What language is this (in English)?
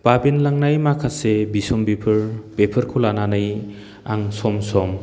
Bodo